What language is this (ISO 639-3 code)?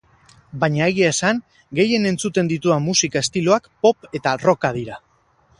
eus